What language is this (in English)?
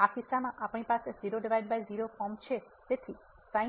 Gujarati